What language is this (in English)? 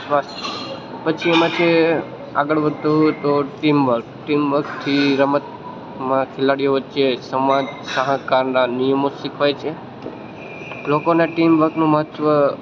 Gujarati